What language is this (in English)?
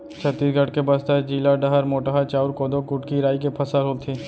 Chhattisgarhi